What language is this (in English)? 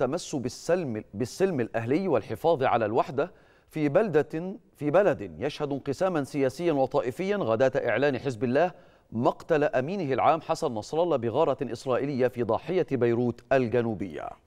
Arabic